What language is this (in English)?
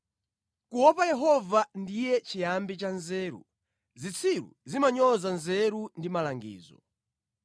Nyanja